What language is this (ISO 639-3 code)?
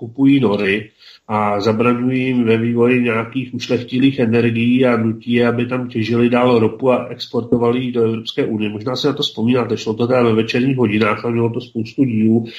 ces